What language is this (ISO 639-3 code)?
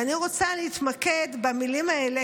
heb